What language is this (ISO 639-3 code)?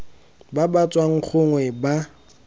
tsn